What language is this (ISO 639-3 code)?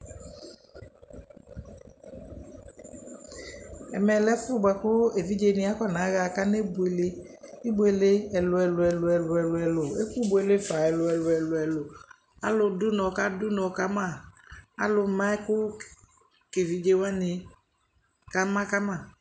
kpo